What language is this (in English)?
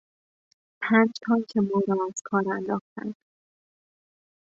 Persian